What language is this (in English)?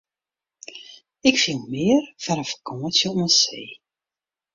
Western Frisian